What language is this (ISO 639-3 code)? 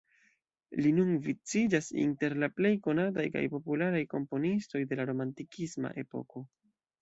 epo